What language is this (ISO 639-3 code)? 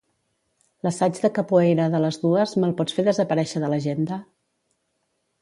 cat